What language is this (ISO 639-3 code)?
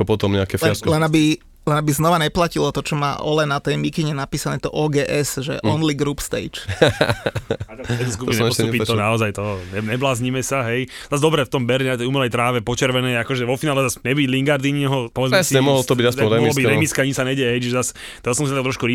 slk